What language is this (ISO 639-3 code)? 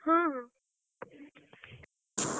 ori